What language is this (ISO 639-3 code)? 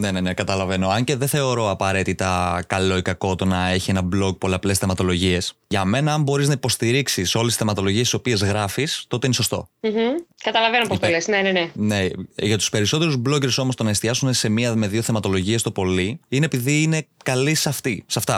ell